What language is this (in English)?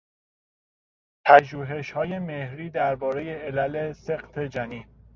Persian